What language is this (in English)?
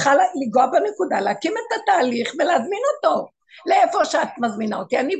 Hebrew